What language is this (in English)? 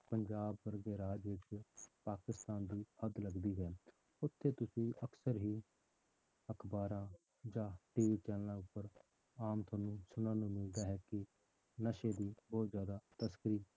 Punjabi